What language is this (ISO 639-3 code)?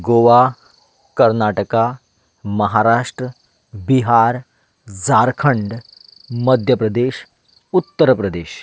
kok